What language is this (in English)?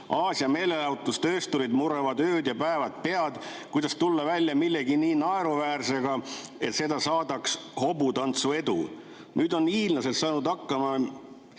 Estonian